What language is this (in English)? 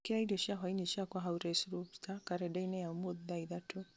Kikuyu